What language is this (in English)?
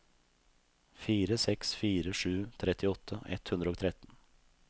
Norwegian